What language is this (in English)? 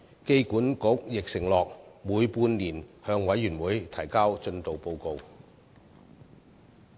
Cantonese